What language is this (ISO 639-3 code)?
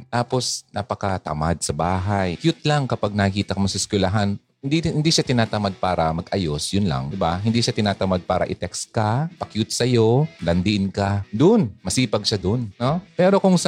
fil